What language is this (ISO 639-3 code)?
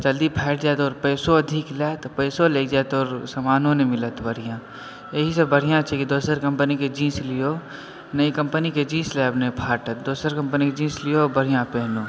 mai